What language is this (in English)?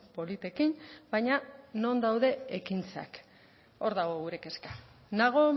Basque